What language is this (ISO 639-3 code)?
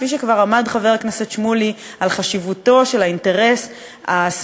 heb